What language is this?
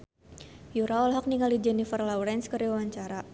Sundanese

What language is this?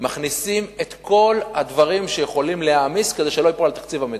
Hebrew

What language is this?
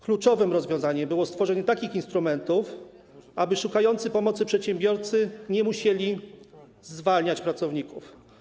Polish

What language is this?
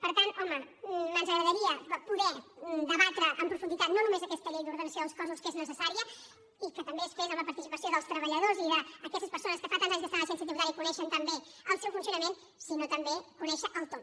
Catalan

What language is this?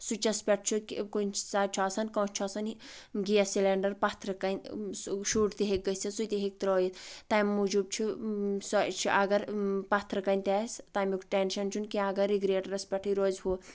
Kashmiri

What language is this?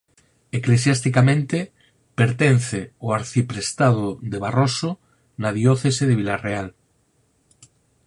Galician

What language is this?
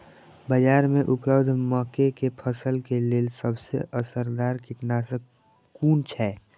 Maithili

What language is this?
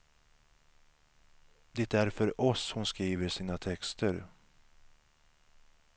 Swedish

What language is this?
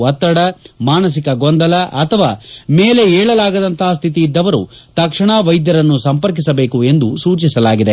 Kannada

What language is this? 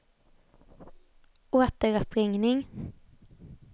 Swedish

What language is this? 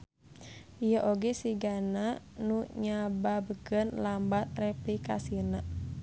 Sundanese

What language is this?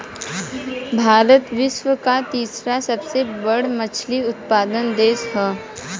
Bhojpuri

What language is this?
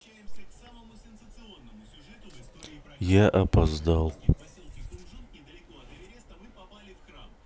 Russian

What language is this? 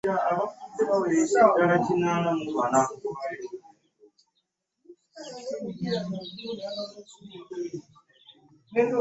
Ganda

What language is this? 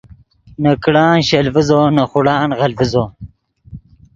Yidgha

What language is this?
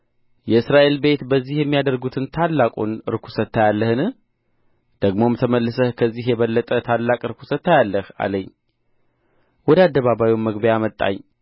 Amharic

